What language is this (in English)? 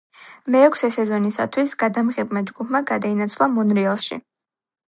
Georgian